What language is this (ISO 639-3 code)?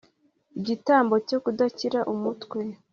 kin